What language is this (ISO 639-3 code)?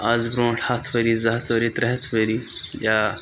kas